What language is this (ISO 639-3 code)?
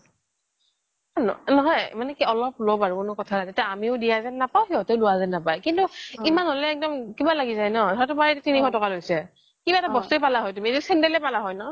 asm